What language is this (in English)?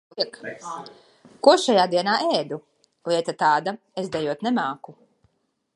Latvian